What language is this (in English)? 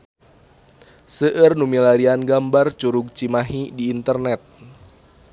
Sundanese